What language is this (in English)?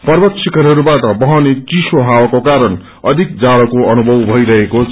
Nepali